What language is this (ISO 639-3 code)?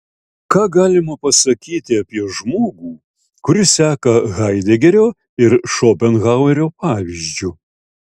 lit